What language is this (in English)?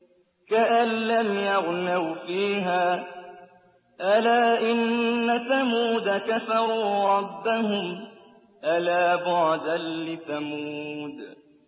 Arabic